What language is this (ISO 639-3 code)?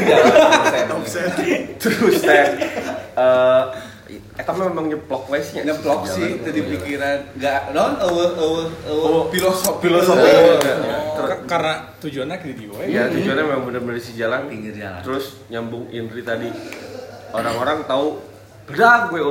ind